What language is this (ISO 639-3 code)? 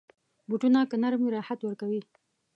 pus